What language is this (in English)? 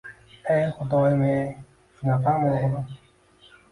Uzbek